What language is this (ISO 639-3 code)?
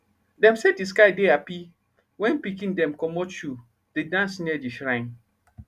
pcm